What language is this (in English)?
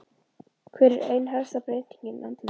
Icelandic